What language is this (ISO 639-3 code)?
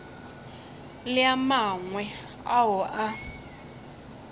nso